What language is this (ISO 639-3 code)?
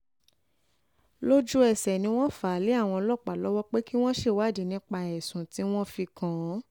yor